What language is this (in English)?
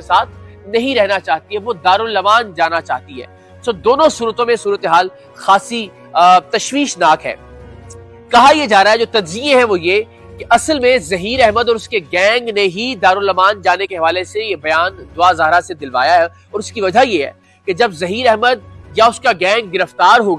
Urdu